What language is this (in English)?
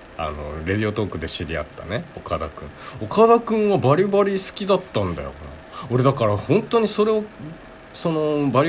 Japanese